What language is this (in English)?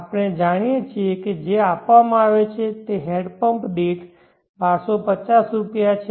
Gujarati